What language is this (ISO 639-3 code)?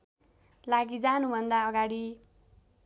nep